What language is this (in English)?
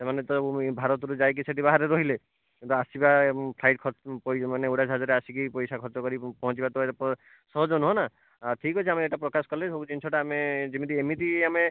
Odia